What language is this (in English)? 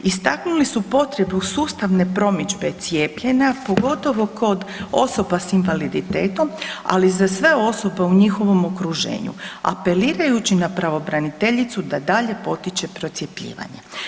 Croatian